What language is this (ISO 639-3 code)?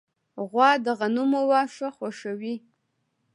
pus